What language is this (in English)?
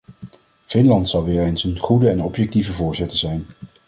Dutch